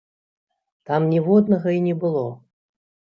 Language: Belarusian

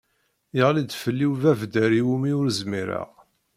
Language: Kabyle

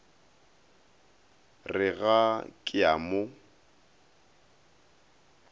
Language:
Northern Sotho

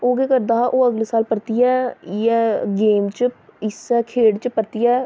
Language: Dogri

